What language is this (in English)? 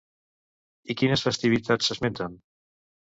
Catalan